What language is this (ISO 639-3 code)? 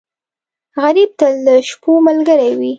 pus